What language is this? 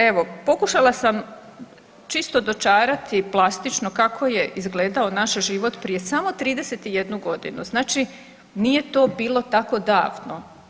Croatian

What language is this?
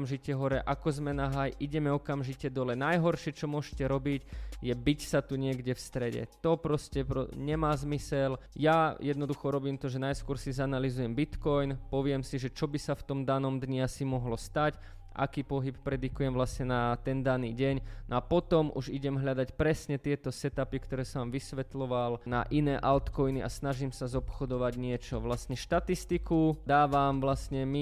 Slovak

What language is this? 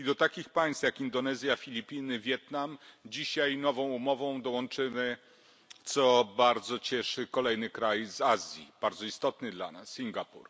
Polish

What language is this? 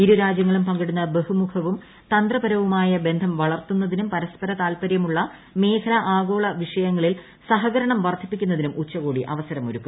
Malayalam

